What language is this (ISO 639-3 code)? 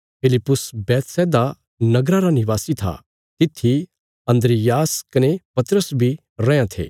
kfs